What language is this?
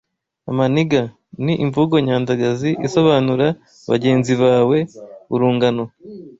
Kinyarwanda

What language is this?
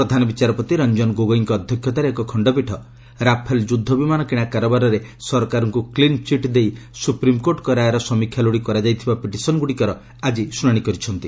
Odia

